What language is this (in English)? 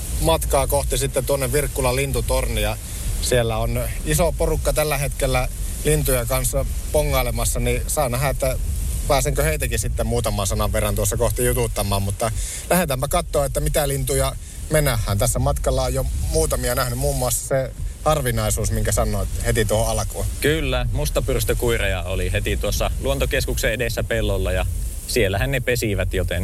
Finnish